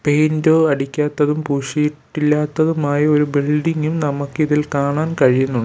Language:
Malayalam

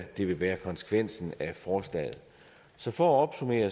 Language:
Danish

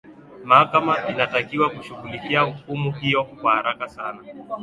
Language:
Swahili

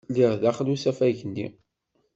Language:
Kabyle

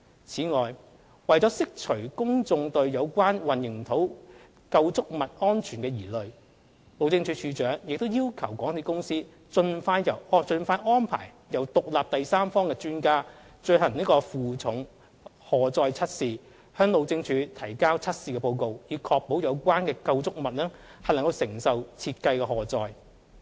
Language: Cantonese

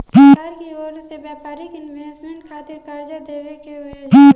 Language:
Bhojpuri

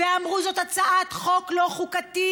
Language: Hebrew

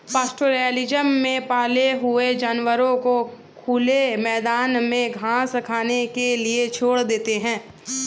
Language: Hindi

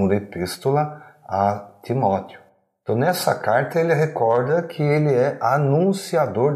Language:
Portuguese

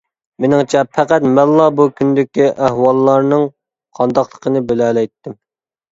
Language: Uyghur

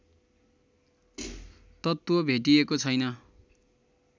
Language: Nepali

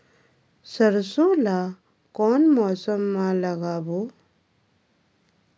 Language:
Chhattisgarhi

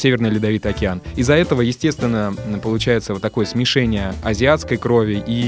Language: Russian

